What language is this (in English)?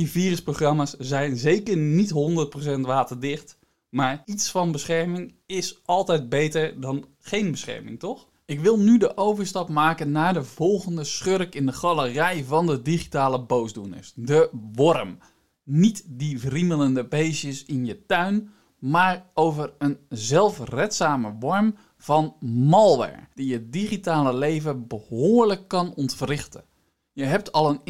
Dutch